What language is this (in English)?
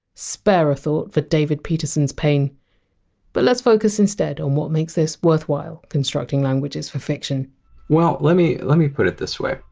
English